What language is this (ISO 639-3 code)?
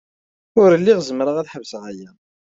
kab